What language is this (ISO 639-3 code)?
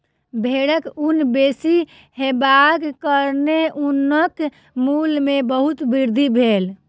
mai